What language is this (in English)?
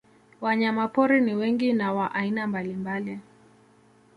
Swahili